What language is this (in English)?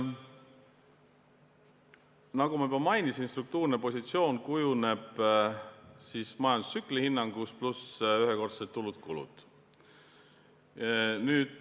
Estonian